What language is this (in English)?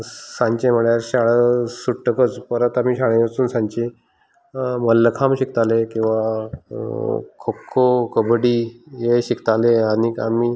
Konkani